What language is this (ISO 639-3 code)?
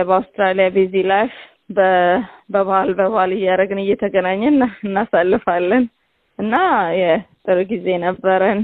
amh